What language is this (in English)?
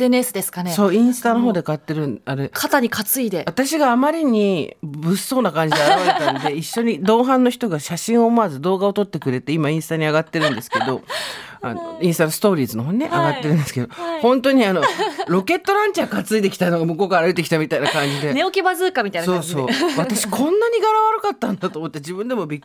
Japanese